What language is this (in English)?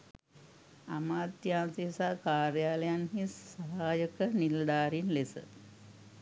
Sinhala